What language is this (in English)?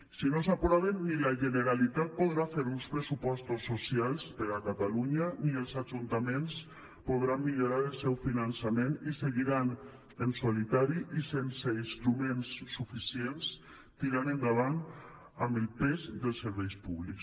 Catalan